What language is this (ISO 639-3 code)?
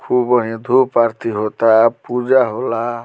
bho